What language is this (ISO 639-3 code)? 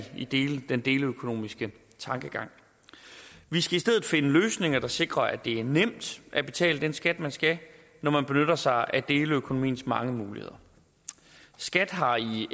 dan